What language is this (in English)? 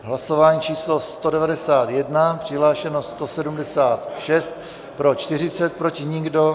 Czech